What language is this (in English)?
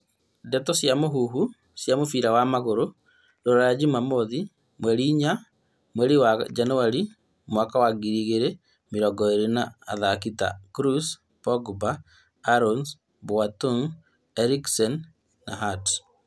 Kikuyu